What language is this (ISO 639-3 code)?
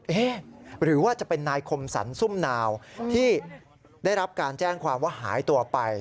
tha